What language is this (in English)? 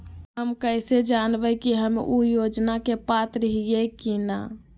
Magahi